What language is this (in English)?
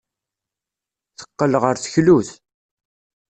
Kabyle